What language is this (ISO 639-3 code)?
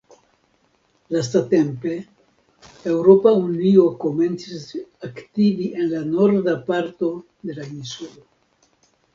epo